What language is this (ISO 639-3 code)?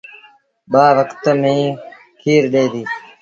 sbn